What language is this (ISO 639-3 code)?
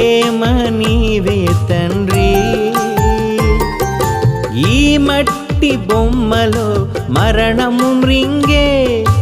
tel